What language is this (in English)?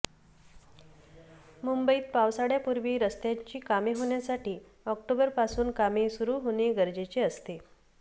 Marathi